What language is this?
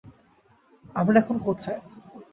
Bangla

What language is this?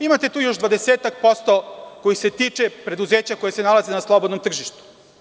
Serbian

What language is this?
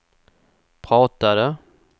Swedish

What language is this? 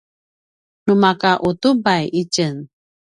Paiwan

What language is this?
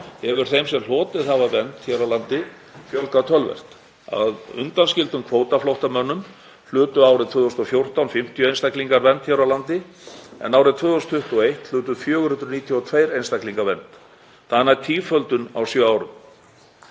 Icelandic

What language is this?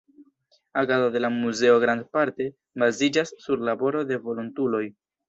Esperanto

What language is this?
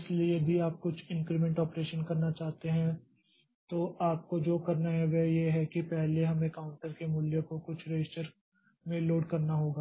Hindi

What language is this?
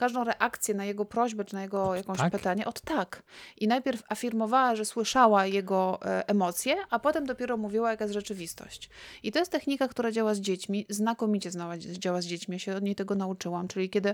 Polish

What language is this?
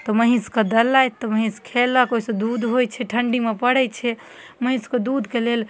Maithili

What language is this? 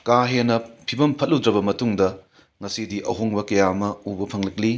Manipuri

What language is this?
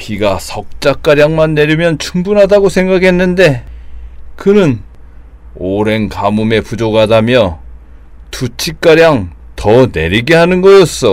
Korean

